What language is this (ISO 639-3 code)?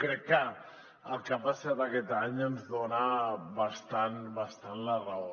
cat